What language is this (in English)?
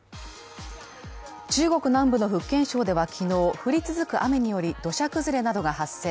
Japanese